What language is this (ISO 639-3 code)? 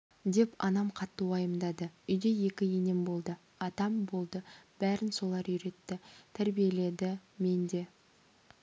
kaz